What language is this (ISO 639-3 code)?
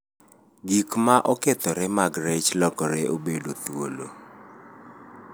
luo